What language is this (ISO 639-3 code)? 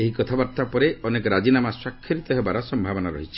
ori